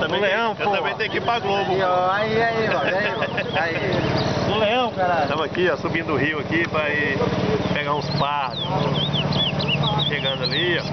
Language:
Portuguese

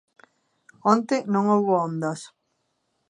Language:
Galician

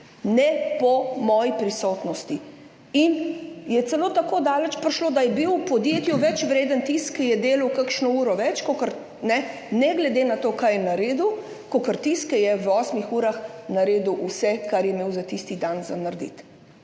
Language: Slovenian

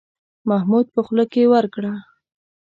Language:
Pashto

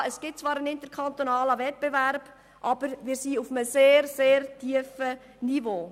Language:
Swiss German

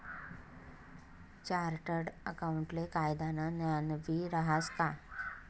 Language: Marathi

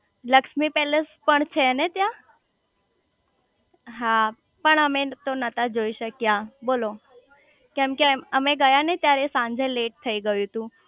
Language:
Gujarati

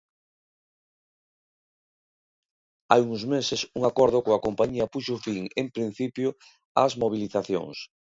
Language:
Galician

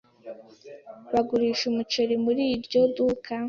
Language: Kinyarwanda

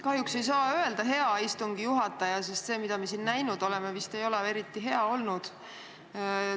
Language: Estonian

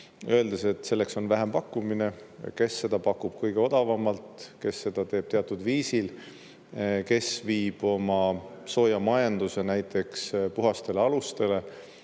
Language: Estonian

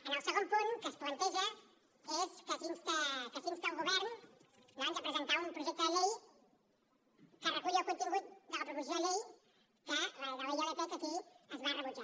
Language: Catalan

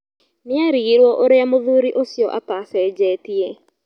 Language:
Kikuyu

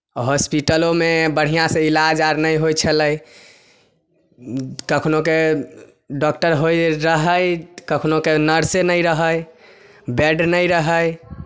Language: Maithili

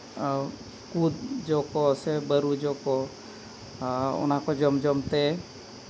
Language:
Santali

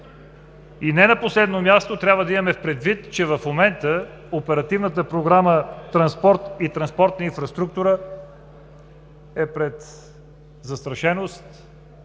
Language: Bulgarian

